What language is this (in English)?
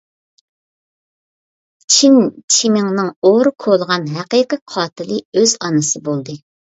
Uyghur